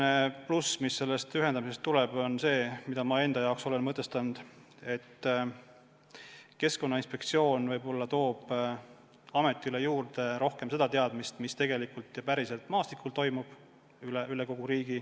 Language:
Estonian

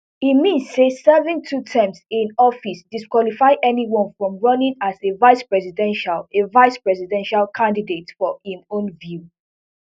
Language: Nigerian Pidgin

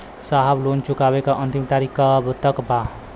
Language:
Bhojpuri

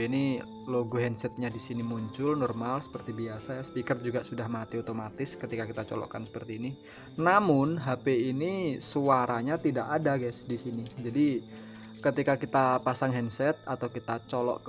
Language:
Indonesian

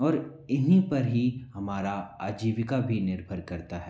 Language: Hindi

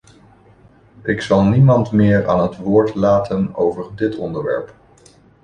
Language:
Dutch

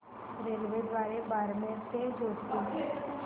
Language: Marathi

